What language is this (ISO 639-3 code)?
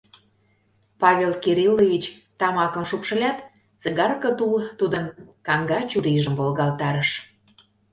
chm